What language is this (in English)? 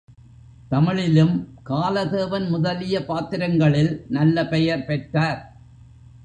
Tamil